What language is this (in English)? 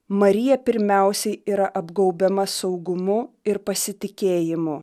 Lithuanian